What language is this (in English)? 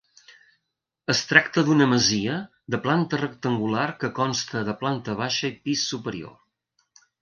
Catalan